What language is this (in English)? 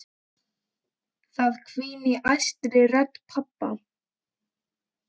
Icelandic